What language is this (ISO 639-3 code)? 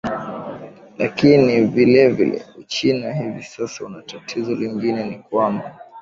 swa